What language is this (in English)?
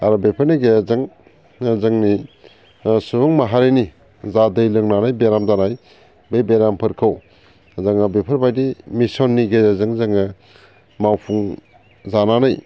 Bodo